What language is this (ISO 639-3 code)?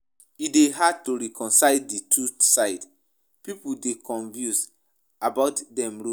pcm